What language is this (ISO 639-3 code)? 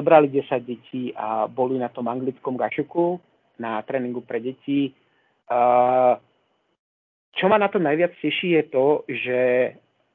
slk